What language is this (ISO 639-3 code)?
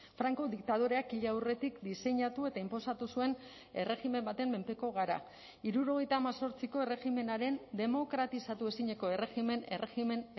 eus